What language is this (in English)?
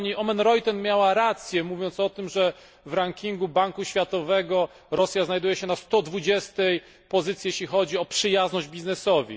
Polish